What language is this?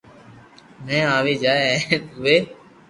Loarki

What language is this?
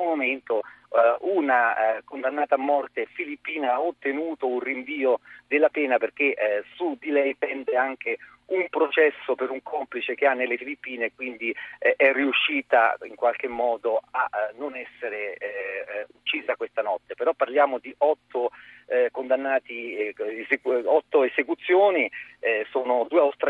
Italian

